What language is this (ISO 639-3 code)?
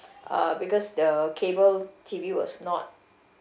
eng